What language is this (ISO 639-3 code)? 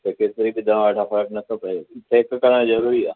snd